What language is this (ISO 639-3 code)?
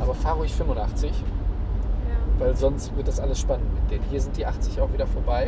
deu